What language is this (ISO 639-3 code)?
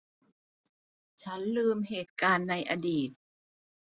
tha